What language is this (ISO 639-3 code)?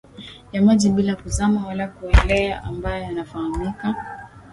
swa